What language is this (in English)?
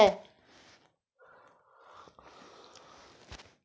Hindi